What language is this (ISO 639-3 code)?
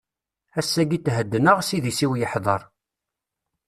kab